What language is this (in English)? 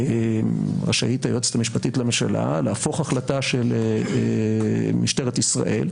Hebrew